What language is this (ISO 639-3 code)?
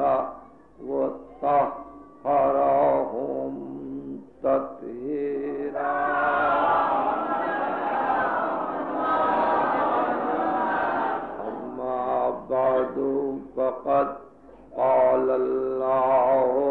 ara